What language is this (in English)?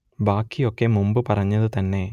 Malayalam